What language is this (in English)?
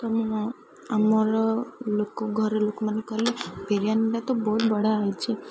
Odia